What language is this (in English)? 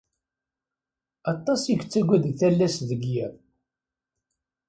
Kabyle